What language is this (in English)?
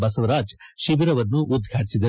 Kannada